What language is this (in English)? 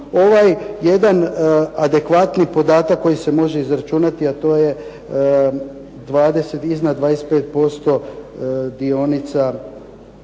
Croatian